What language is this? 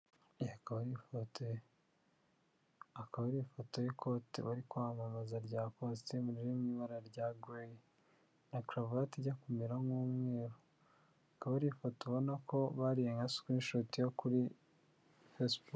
Kinyarwanda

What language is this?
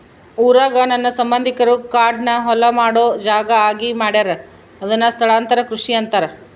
Kannada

